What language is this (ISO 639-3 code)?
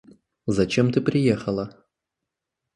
rus